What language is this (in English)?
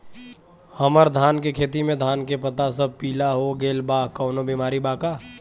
Bhojpuri